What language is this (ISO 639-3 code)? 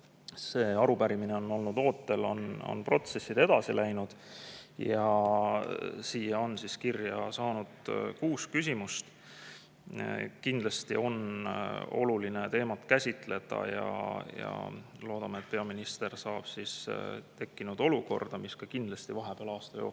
est